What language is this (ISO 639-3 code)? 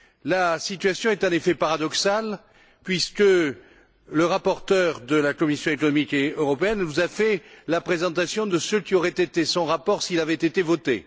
fra